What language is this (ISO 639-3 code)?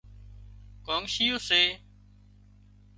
kxp